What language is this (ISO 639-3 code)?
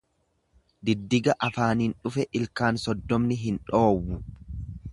orm